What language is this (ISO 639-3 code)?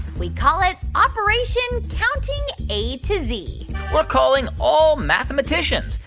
eng